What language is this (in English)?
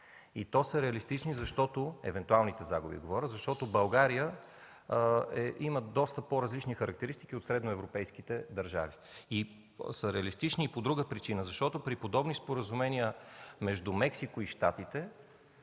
Bulgarian